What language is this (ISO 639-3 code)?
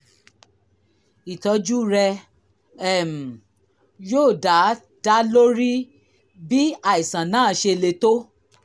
yor